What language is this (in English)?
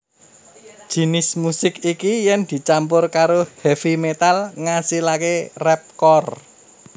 Javanese